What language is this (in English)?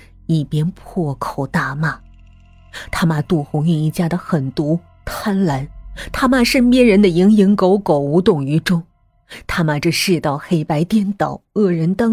Chinese